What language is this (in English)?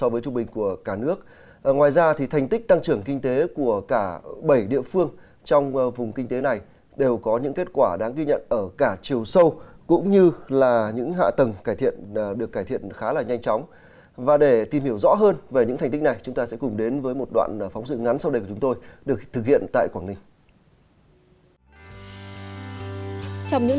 Vietnamese